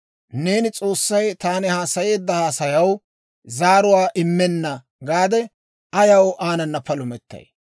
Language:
Dawro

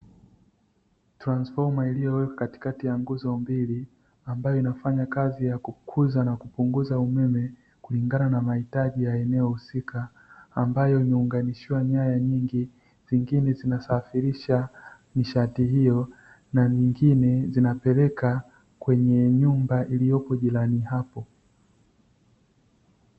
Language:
Swahili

